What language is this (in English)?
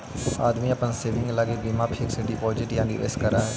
Magahi